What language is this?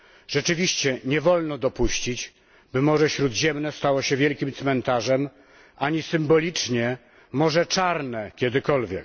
Polish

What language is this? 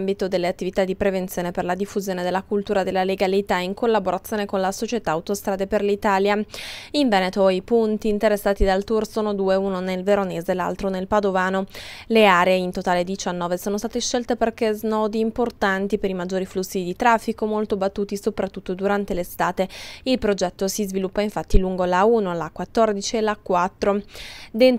Italian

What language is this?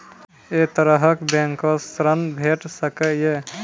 Maithili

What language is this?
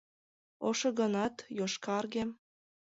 Mari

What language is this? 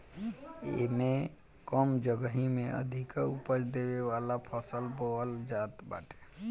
Bhojpuri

